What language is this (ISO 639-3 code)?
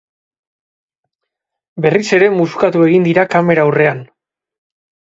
eus